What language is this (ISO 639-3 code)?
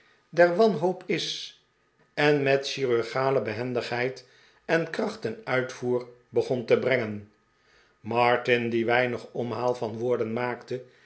nld